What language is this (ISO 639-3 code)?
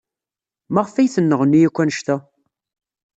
kab